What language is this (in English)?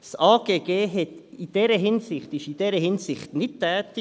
Swiss German